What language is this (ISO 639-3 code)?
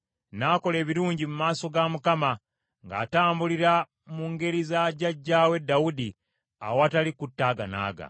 lug